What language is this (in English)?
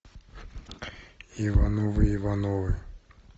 Russian